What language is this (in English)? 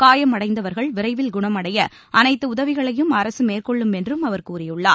Tamil